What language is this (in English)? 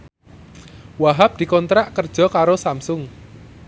Javanese